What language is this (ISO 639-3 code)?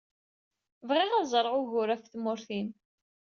kab